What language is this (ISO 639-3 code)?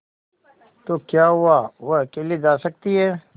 hin